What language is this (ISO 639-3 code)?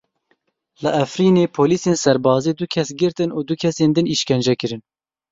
kur